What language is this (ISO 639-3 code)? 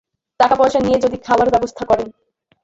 ben